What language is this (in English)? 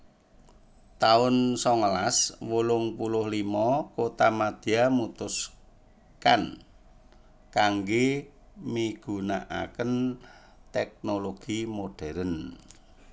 Javanese